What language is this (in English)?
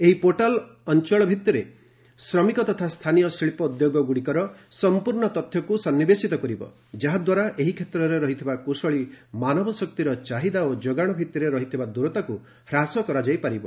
Odia